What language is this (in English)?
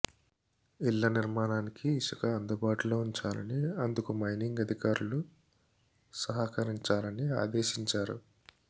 Telugu